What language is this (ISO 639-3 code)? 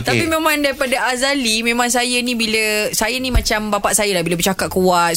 msa